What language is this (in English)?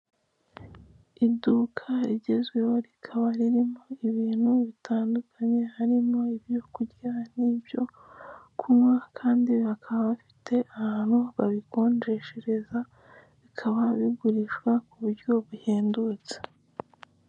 Kinyarwanda